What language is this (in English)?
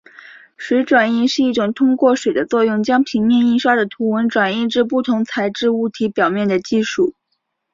Chinese